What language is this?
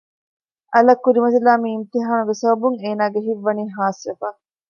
Divehi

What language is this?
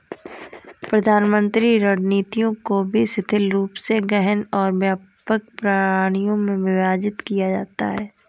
Hindi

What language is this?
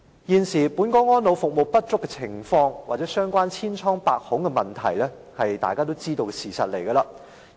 Cantonese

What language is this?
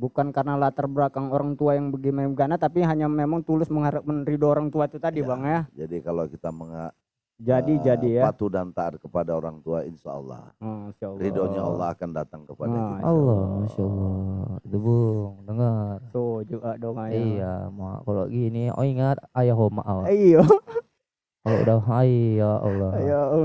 Indonesian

